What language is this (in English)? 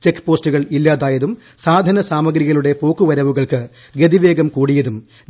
Malayalam